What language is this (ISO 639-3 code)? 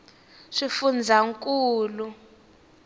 tso